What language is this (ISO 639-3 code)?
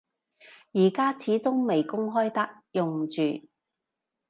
yue